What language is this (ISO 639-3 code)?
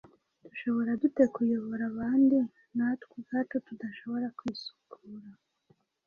kin